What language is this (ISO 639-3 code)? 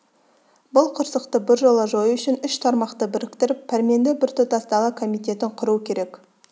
kaz